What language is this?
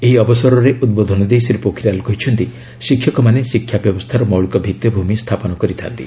Odia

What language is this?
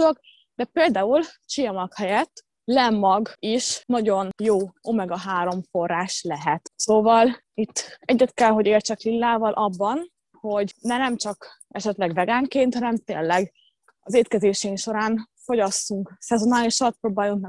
Hungarian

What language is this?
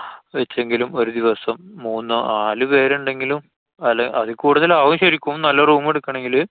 Malayalam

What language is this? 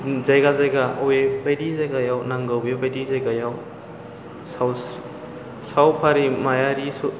Bodo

